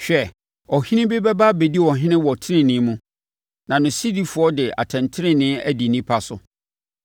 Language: Akan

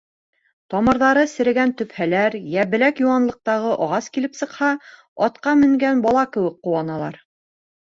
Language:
Bashkir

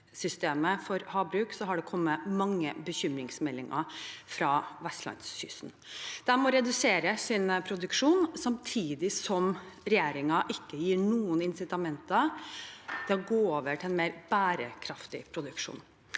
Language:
Norwegian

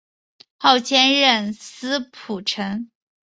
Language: Chinese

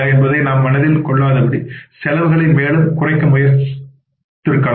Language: Tamil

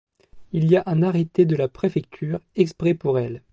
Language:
French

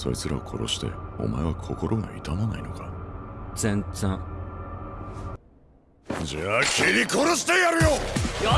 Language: Japanese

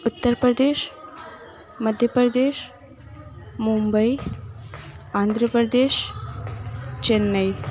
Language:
Urdu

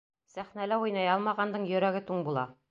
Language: Bashkir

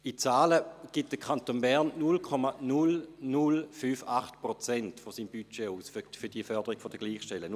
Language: Swiss German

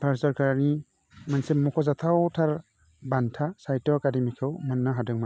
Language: Bodo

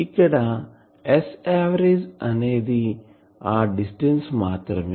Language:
Telugu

